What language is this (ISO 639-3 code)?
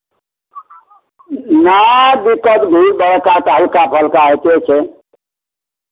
mai